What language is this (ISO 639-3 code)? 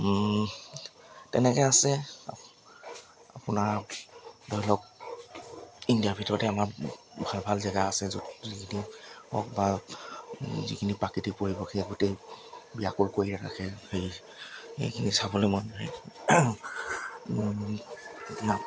asm